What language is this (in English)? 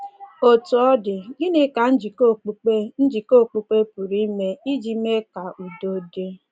Igbo